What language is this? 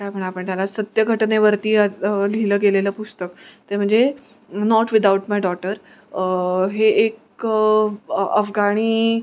Marathi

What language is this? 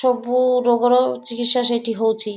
Odia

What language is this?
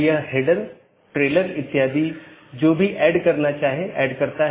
Hindi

